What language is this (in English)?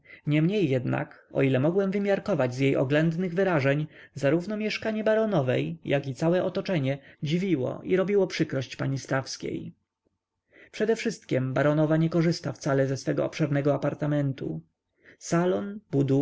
Polish